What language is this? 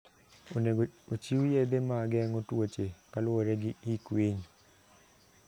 Luo (Kenya and Tanzania)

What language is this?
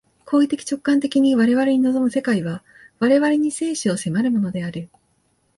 Japanese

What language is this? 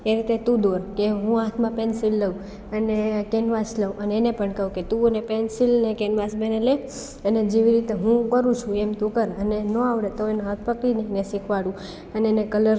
Gujarati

